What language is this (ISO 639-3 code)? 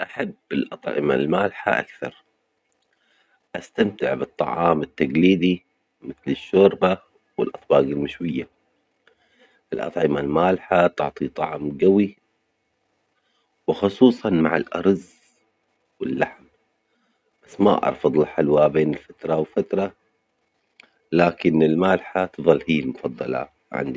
acx